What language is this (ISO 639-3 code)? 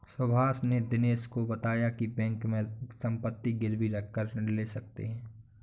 hin